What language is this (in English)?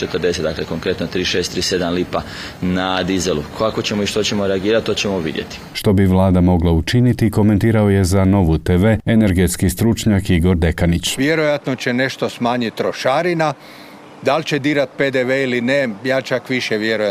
Croatian